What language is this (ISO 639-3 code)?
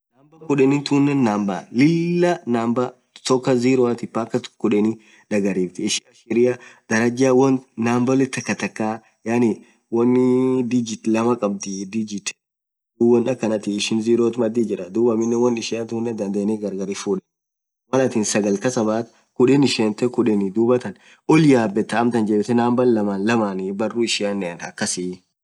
orc